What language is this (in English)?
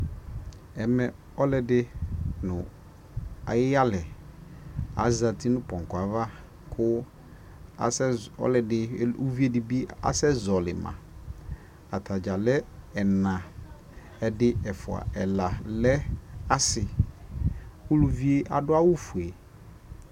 Ikposo